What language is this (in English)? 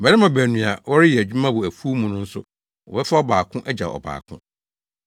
Akan